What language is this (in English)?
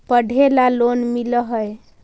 Magahi